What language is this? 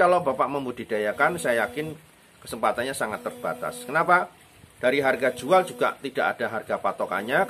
Indonesian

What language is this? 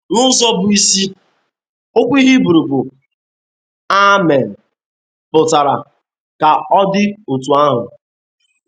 Igbo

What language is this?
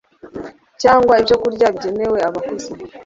Kinyarwanda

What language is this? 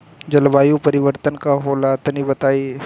Bhojpuri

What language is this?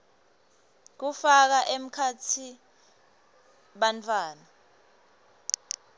Swati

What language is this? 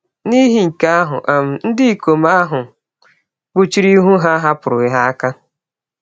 Igbo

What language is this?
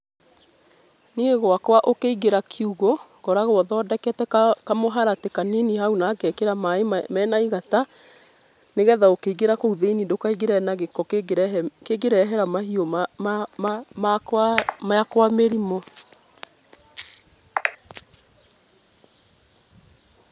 Kikuyu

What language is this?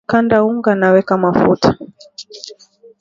Swahili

